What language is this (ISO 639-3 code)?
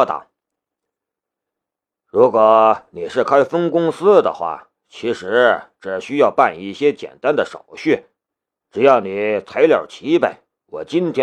zho